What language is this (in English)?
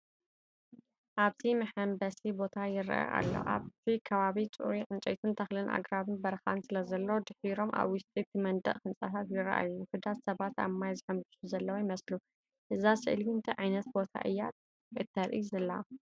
Tigrinya